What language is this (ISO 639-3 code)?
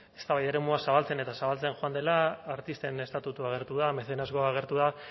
eus